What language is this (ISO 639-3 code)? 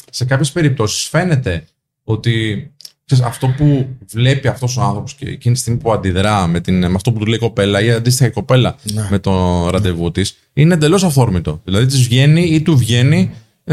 ell